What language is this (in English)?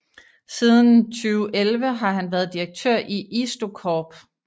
Danish